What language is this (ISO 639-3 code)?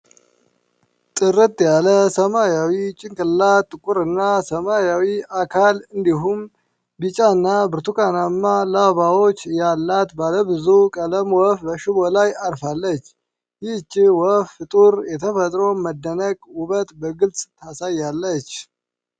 amh